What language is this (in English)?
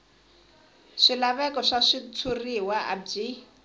Tsonga